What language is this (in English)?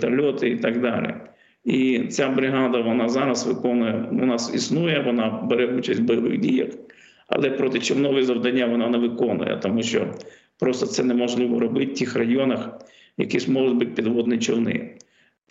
Ukrainian